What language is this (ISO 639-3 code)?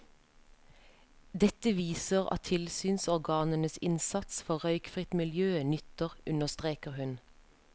nor